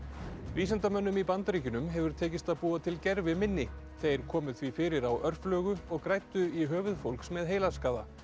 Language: Icelandic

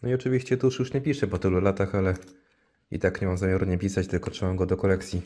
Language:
Polish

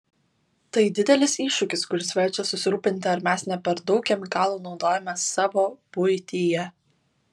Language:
Lithuanian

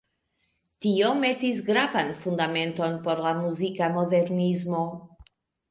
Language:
Esperanto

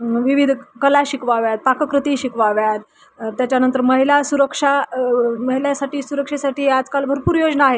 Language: Marathi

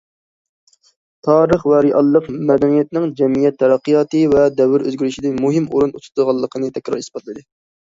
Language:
Uyghur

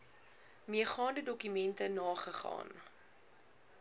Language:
Afrikaans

